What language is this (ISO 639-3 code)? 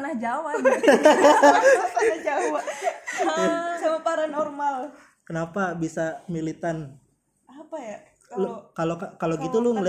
ind